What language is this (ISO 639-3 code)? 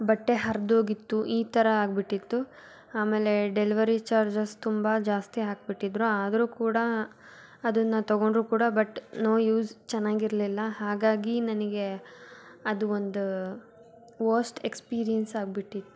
kan